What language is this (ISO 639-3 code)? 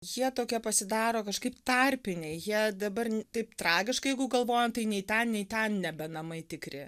lit